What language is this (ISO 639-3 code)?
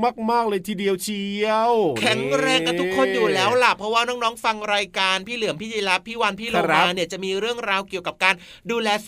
tha